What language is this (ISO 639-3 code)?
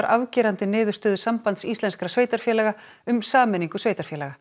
isl